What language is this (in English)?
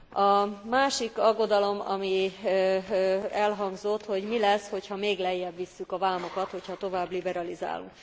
Hungarian